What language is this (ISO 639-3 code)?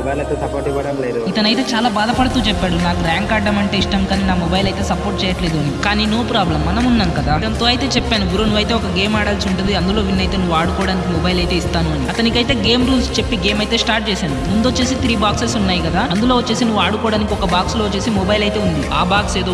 tel